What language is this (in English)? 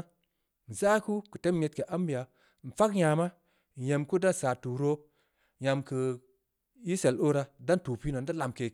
Samba Leko